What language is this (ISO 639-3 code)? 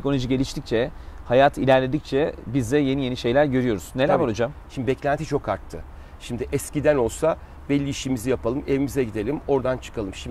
tur